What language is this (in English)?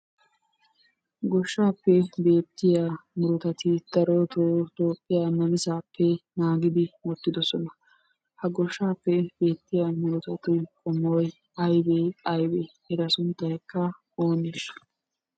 Wolaytta